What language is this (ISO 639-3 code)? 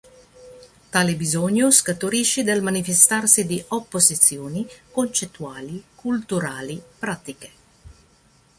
ita